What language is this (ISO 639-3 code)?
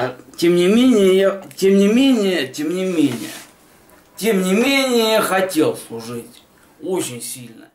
rus